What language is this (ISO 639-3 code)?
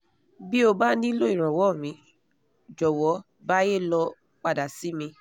yor